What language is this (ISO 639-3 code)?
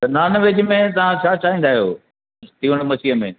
snd